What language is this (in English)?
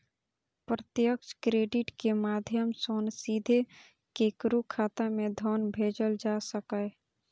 Maithili